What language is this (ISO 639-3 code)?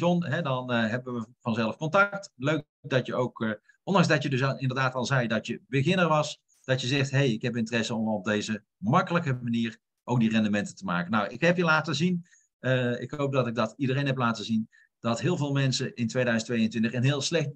nld